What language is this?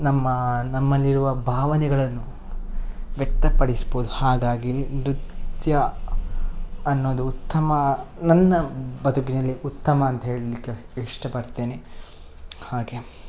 Kannada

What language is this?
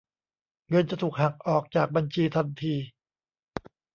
Thai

